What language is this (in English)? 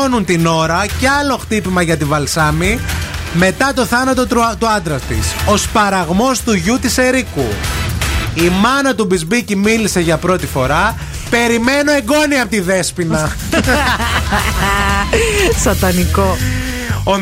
Greek